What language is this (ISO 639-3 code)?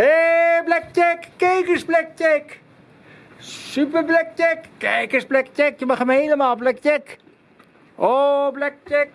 nld